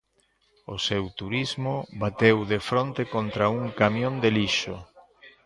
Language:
Galician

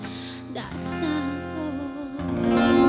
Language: Vietnamese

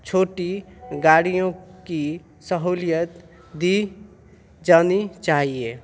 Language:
Urdu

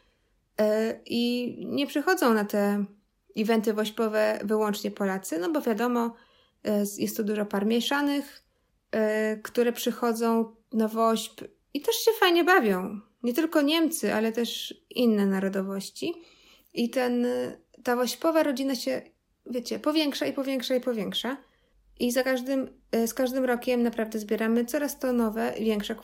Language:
Polish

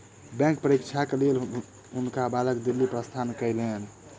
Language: Maithili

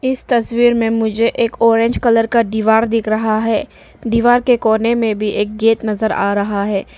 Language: Hindi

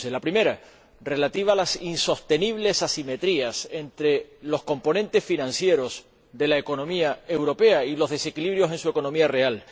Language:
Spanish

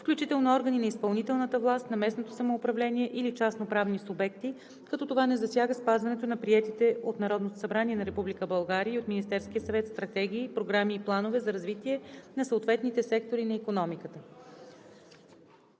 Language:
Bulgarian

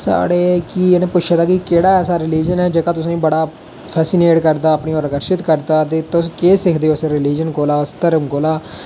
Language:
Dogri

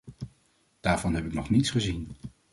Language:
Dutch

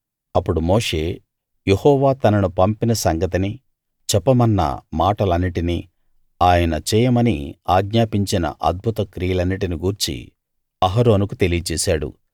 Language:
Telugu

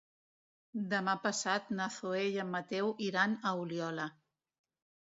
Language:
Catalan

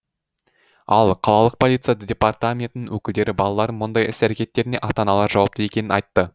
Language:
Kazakh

